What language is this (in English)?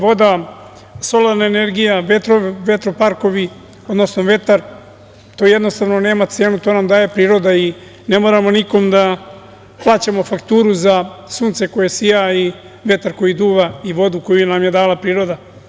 Serbian